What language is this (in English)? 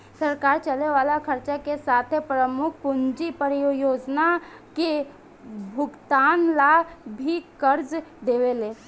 Bhojpuri